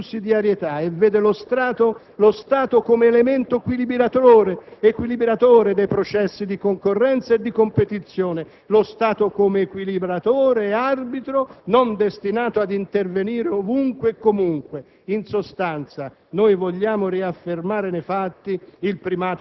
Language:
Italian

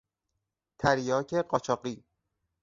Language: Persian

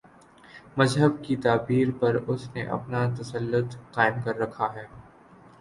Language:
Urdu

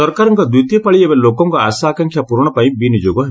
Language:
Odia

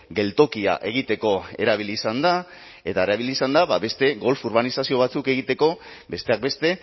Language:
Basque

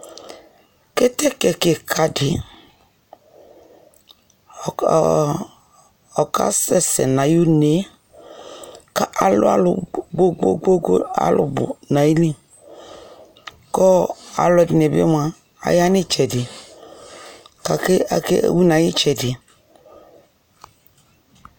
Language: Ikposo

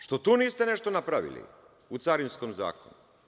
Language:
Serbian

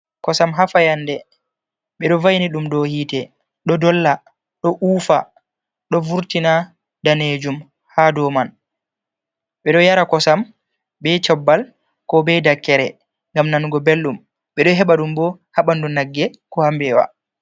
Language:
Fula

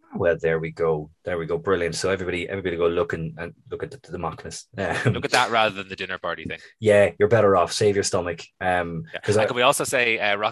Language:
English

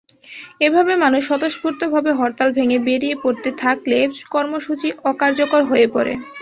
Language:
Bangla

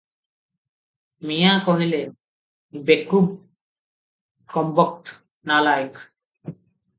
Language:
Odia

